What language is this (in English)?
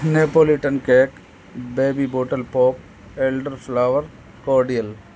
Urdu